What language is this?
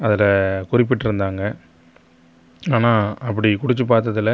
Tamil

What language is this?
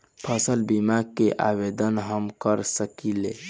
Bhojpuri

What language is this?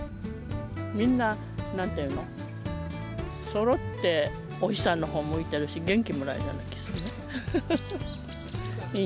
Japanese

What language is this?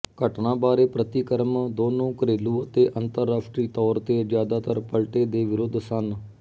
Punjabi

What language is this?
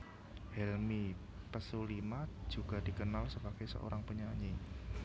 Javanese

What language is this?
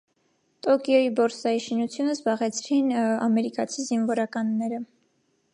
Armenian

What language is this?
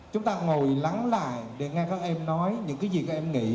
Vietnamese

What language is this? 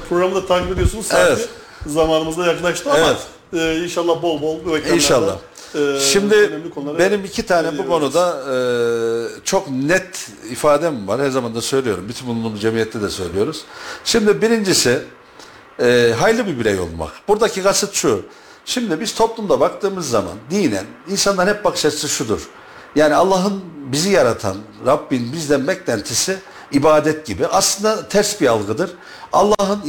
Turkish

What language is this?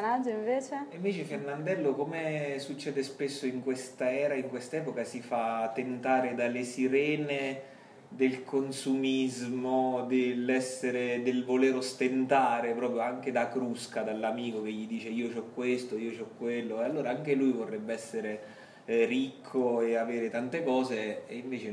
Italian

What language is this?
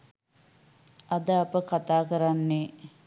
Sinhala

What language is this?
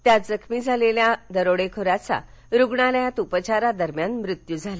Marathi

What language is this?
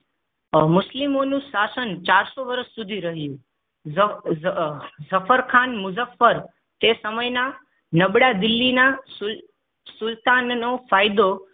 Gujarati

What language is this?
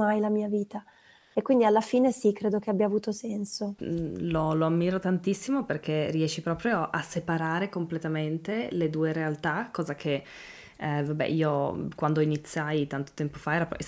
Italian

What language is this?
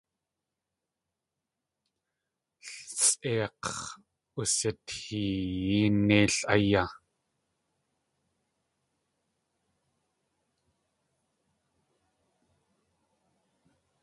Tlingit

